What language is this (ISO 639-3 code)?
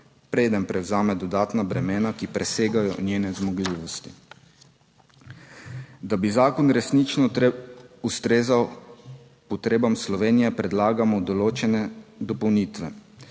slv